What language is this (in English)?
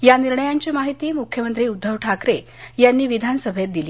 Marathi